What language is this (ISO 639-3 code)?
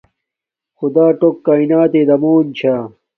dmk